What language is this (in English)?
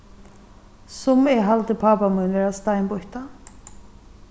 Faroese